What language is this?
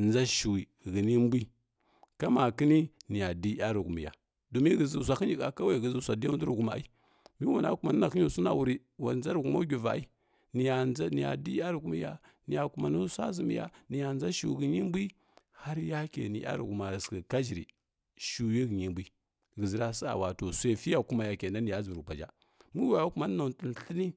Kirya-Konzəl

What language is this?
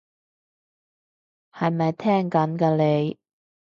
Cantonese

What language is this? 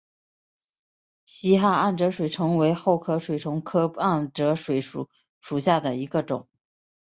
Chinese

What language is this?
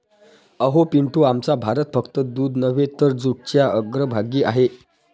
Marathi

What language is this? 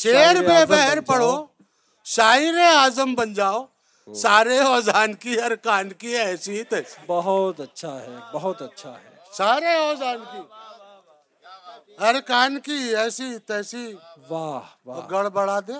Urdu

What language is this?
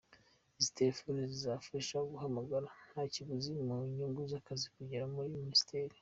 Kinyarwanda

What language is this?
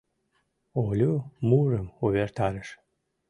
Mari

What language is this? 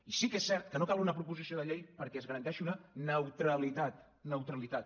Catalan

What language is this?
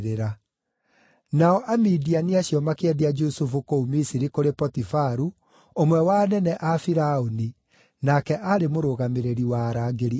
Kikuyu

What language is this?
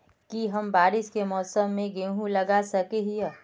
Magahi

